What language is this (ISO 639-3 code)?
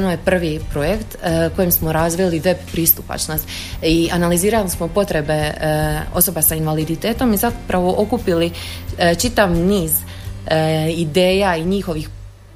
hrv